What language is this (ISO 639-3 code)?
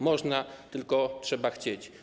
pol